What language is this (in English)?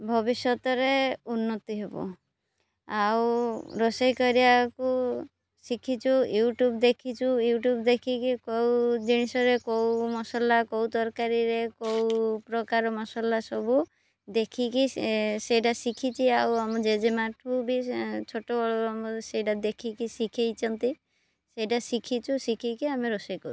Odia